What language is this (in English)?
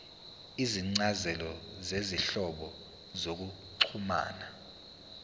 Zulu